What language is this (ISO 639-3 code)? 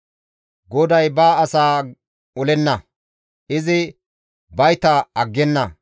gmv